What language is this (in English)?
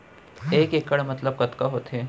Chhattisgarhi